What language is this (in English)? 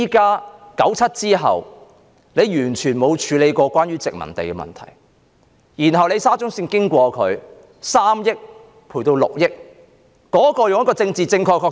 Cantonese